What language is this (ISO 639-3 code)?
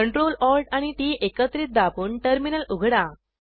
mar